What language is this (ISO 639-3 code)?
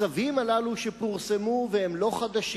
heb